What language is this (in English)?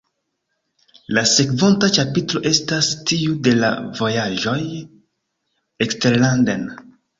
Esperanto